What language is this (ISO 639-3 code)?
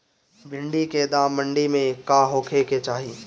bho